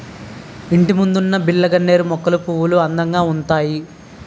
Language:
Telugu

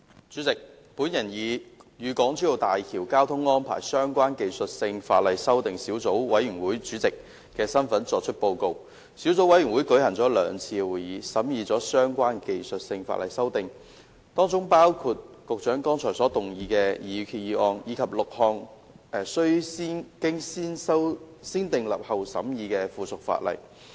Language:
Cantonese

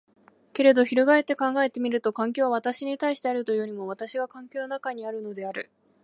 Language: Japanese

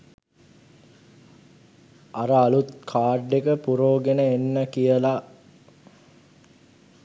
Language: Sinhala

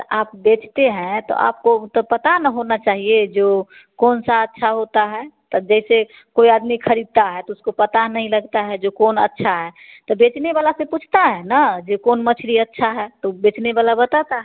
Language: Hindi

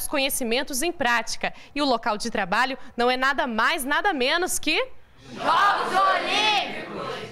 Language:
Portuguese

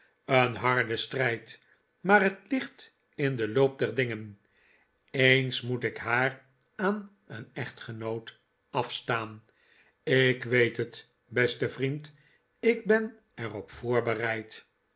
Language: Dutch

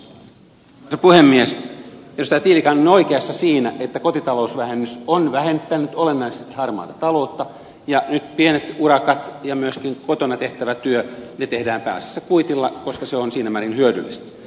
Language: Finnish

